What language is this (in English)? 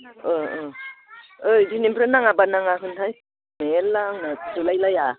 Bodo